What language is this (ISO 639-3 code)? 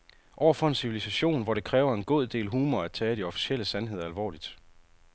dan